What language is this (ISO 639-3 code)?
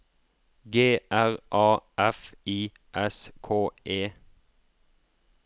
nor